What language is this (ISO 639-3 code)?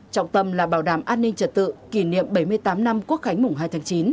vie